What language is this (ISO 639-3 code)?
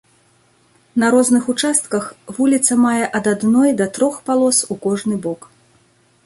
bel